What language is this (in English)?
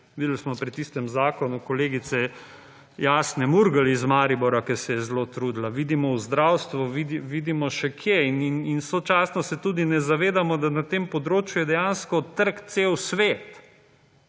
Slovenian